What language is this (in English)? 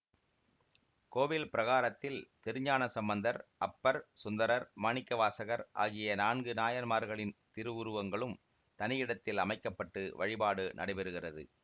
Tamil